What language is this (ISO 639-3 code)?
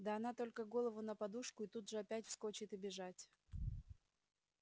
rus